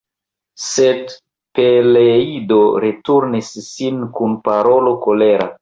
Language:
Esperanto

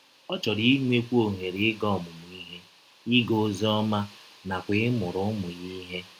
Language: Igbo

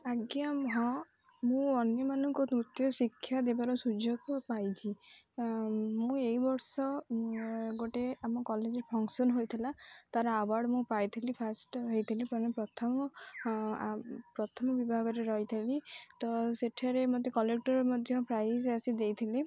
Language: Odia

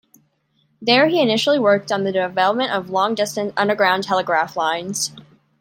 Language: English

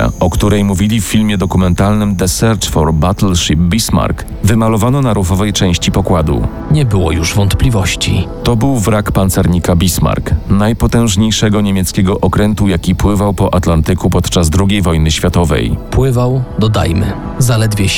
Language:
Polish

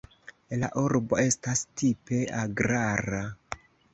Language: Esperanto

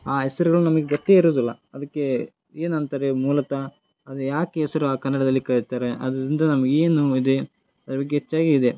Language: Kannada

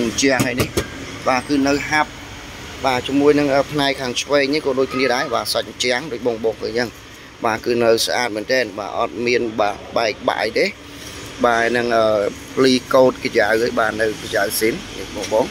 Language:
Vietnamese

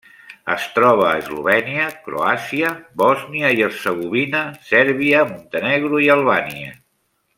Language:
Catalan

